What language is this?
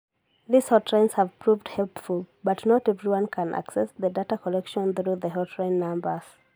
Kikuyu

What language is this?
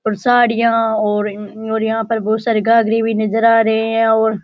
Rajasthani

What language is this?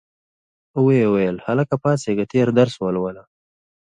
Pashto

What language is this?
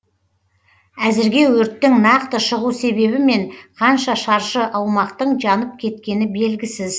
Kazakh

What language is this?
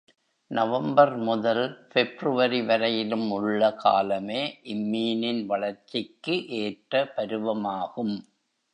Tamil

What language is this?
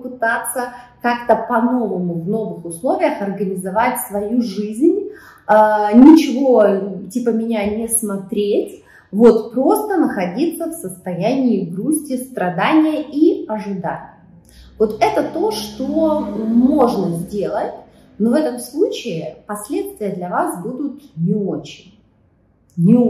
Russian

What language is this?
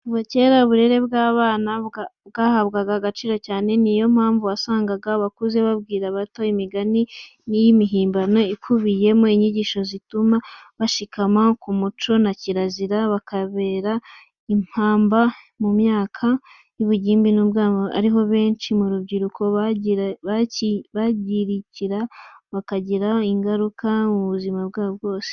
Kinyarwanda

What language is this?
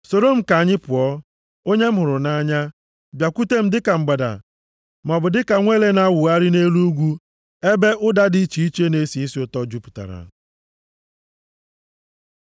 Igbo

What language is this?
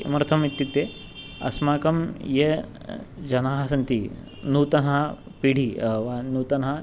Sanskrit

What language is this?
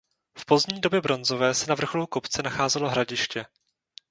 Czech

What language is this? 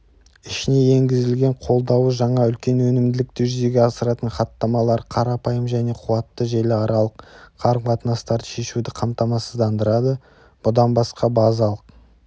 Kazakh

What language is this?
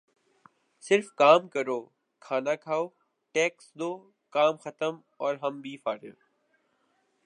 Urdu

